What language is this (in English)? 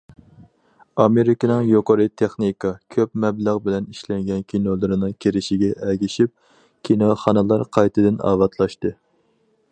Uyghur